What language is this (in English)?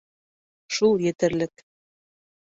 Bashkir